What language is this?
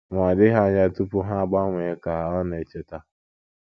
Igbo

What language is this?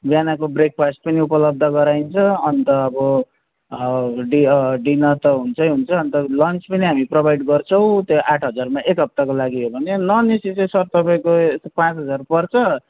Nepali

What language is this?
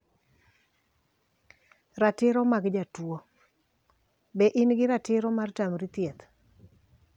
Luo (Kenya and Tanzania)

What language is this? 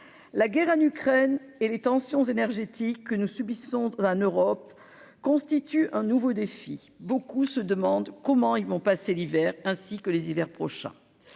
French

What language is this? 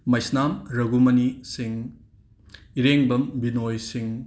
Manipuri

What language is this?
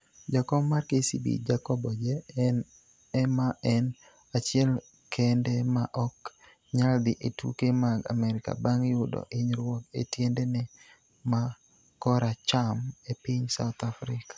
Luo (Kenya and Tanzania)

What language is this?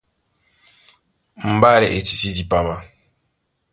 Duala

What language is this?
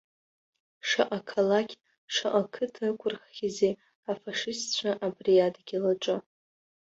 Abkhazian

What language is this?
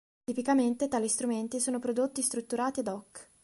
Italian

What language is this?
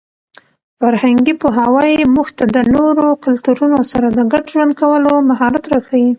Pashto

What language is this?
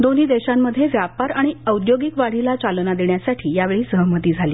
Marathi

